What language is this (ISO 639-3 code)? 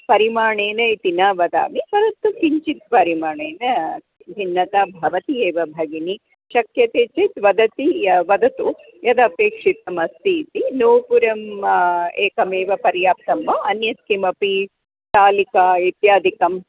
san